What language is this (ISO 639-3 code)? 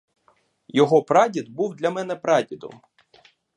ukr